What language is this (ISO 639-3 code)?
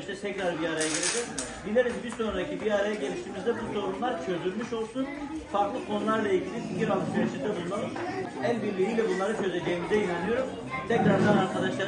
tur